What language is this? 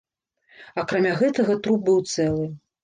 Belarusian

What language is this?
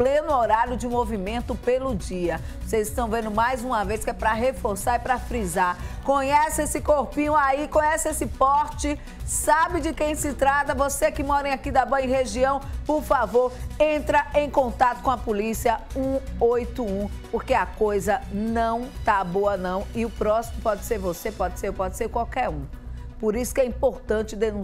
Portuguese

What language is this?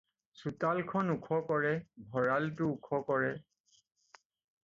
Assamese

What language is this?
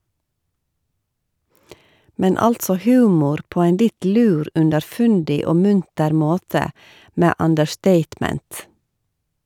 Norwegian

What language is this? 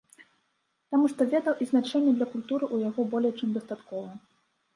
Belarusian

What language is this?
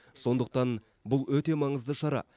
Kazakh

